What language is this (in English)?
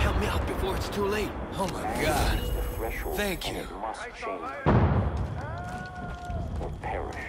English